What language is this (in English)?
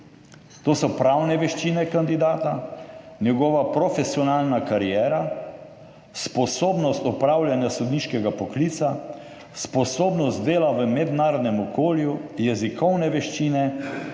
Slovenian